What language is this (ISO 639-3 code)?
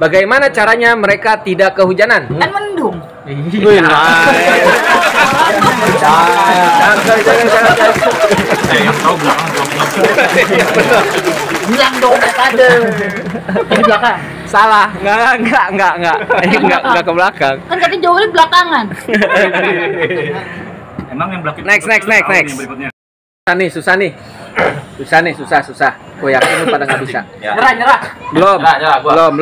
ind